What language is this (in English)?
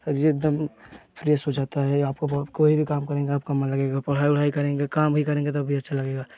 Hindi